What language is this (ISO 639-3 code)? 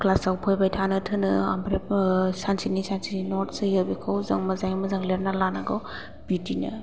brx